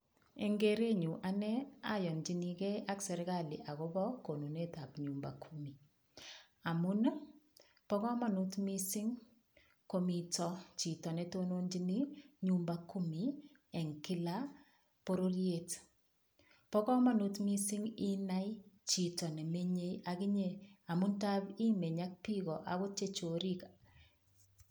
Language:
Kalenjin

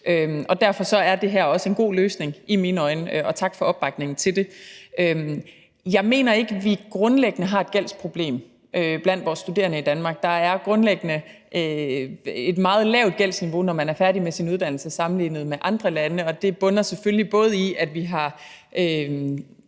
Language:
Danish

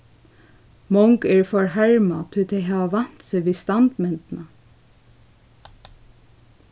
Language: Faroese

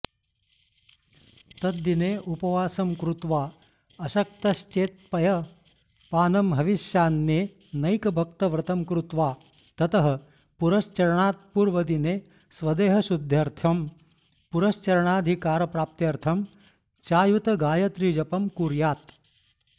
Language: Sanskrit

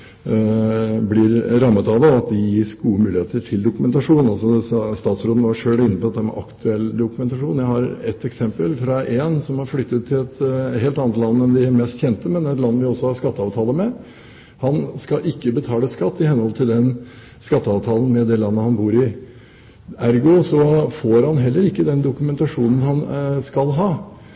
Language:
Norwegian Bokmål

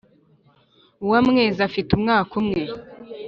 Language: Kinyarwanda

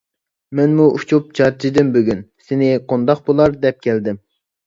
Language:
Uyghur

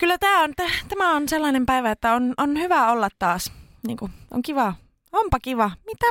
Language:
Finnish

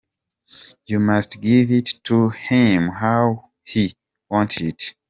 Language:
Kinyarwanda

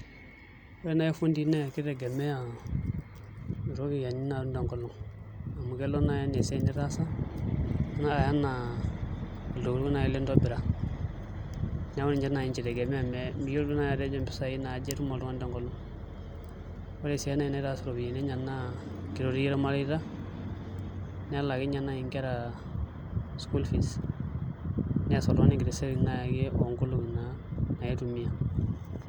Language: Masai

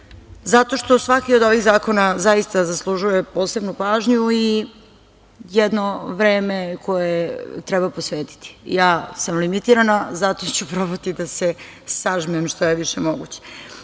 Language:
Serbian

